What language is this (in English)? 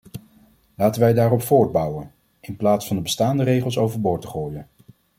Dutch